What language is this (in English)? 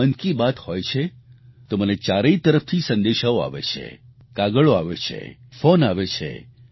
Gujarati